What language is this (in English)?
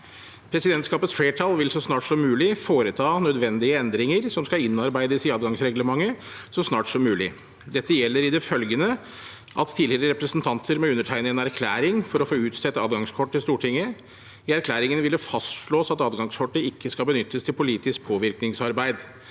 Norwegian